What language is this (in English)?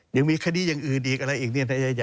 Thai